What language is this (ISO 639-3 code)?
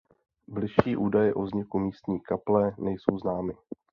ces